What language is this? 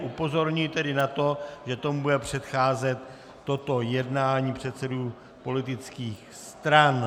Czech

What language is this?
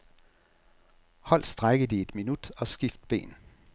Danish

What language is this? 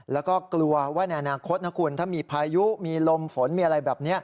Thai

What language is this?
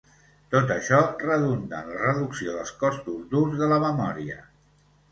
Catalan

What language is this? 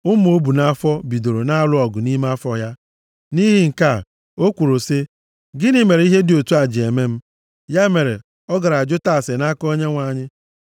Igbo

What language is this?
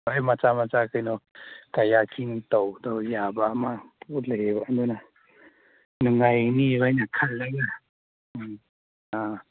Manipuri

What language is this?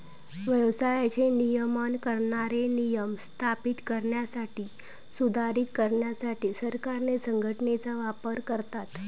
Marathi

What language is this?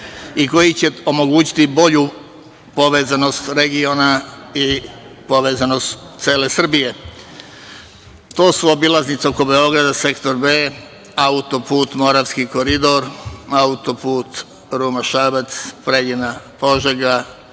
Serbian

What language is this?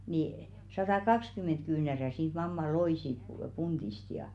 Finnish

